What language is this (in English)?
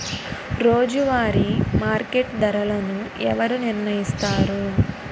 Telugu